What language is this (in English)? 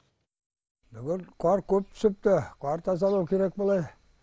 Kazakh